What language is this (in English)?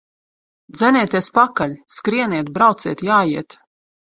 Latvian